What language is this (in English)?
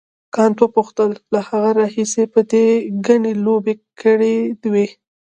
Pashto